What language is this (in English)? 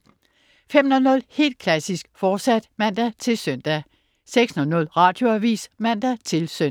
Danish